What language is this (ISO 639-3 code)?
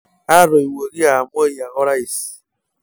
mas